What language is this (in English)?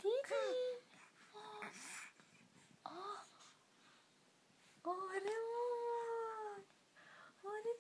Persian